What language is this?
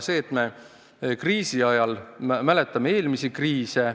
Estonian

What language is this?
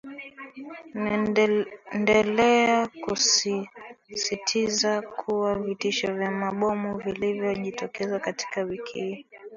Swahili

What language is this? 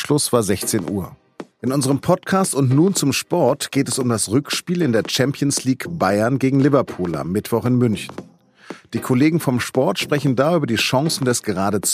German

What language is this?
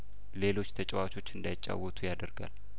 Amharic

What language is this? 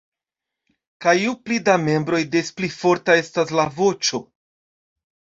Esperanto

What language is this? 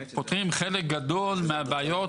Hebrew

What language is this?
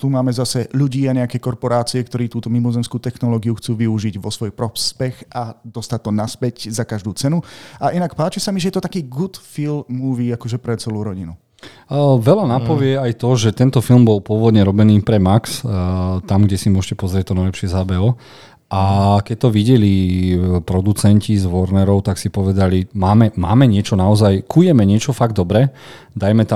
Slovak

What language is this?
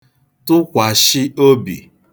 Igbo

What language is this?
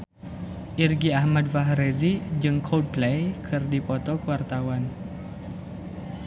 Sundanese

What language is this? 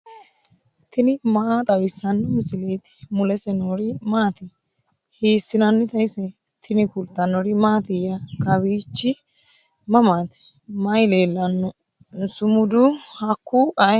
Sidamo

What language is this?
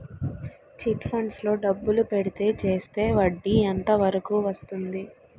Telugu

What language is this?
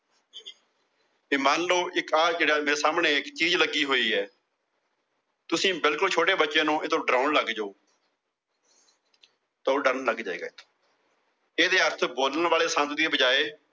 Punjabi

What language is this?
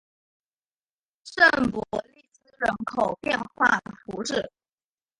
Chinese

